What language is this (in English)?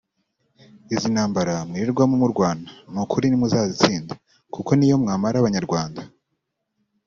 Kinyarwanda